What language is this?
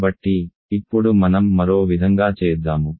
Telugu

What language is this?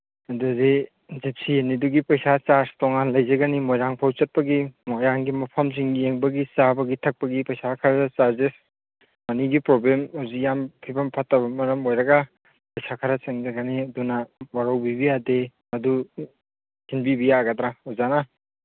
Manipuri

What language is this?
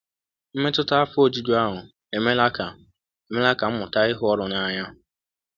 Igbo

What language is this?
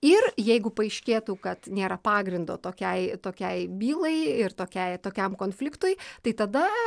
Lithuanian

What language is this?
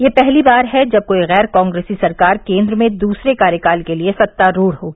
Hindi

